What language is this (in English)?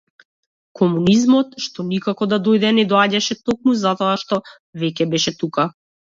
Macedonian